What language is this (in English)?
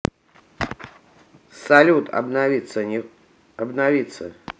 Russian